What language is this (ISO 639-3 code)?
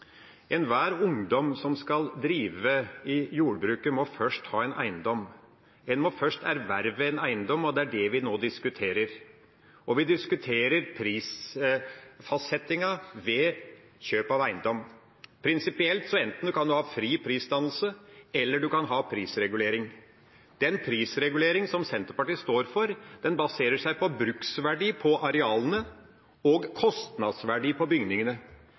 nob